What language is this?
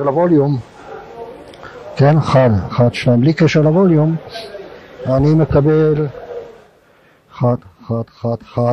Hebrew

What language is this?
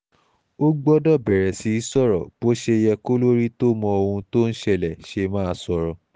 Yoruba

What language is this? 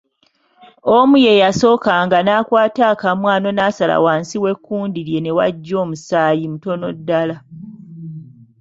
Ganda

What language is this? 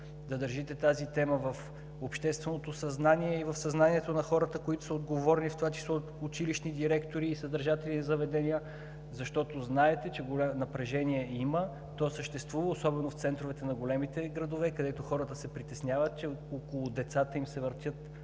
Bulgarian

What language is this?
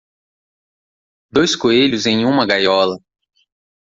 Portuguese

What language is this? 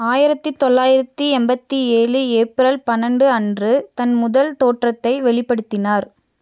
Tamil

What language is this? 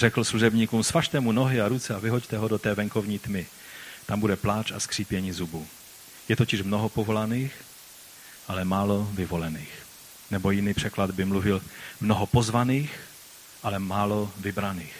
Czech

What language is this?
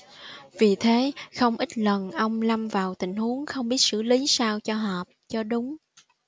Vietnamese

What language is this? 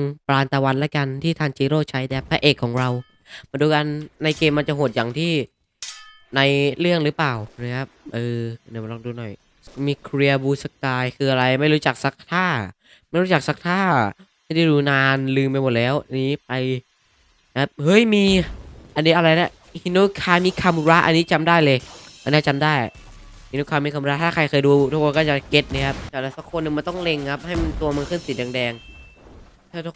Thai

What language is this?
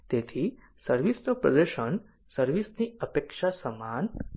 Gujarati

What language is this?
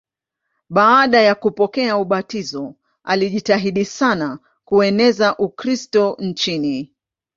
Swahili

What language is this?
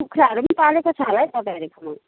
Nepali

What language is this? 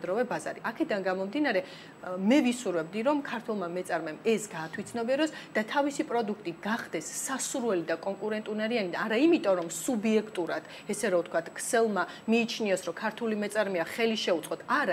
Romanian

